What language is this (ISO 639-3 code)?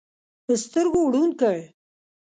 pus